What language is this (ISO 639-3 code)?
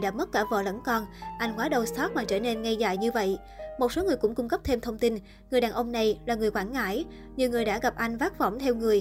vie